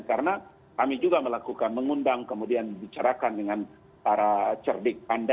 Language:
Indonesian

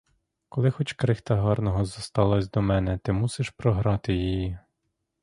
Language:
Ukrainian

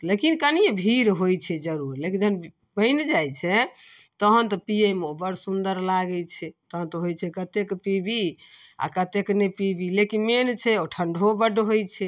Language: Maithili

